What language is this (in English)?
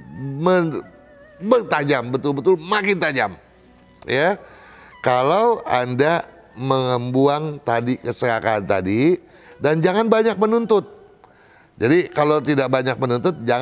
Indonesian